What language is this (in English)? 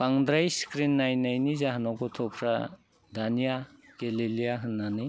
Bodo